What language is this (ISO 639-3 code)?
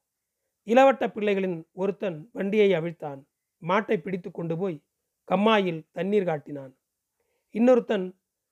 tam